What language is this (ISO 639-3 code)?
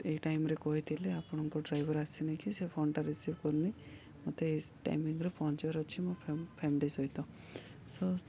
ori